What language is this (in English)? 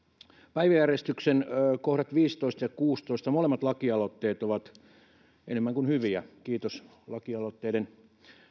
Finnish